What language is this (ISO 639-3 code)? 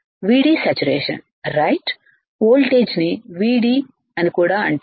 tel